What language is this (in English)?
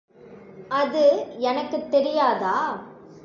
Tamil